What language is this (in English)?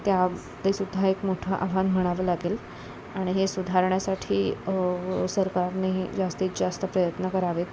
Marathi